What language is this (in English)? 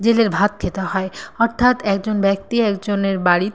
Bangla